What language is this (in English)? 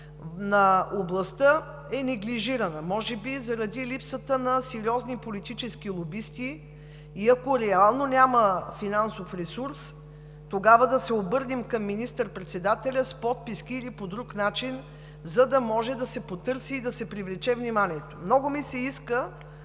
Bulgarian